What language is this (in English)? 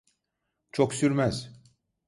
Turkish